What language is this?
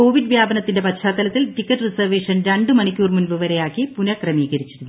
Malayalam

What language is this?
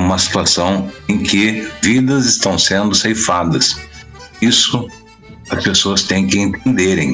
Portuguese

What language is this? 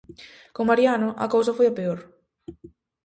Galician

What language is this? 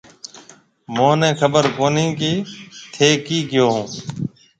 Marwari (Pakistan)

